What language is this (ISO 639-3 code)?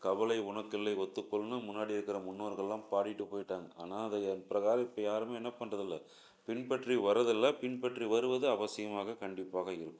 tam